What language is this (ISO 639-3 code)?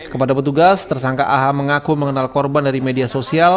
ind